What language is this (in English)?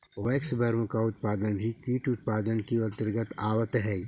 Magahi